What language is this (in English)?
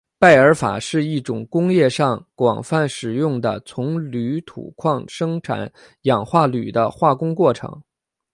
Chinese